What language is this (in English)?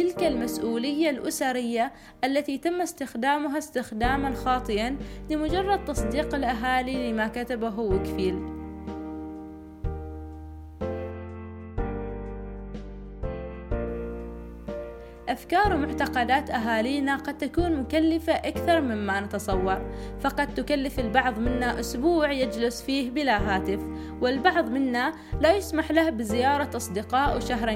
Arabic